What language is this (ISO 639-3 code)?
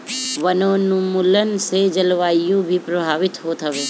bho